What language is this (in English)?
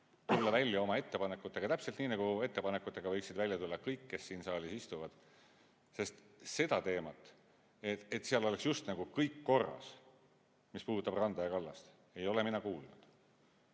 Estonian